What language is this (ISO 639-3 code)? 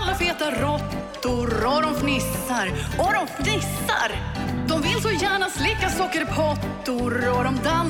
swe